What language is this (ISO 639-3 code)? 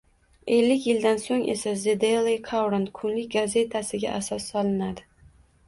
uzb